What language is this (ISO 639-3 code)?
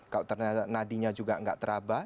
ind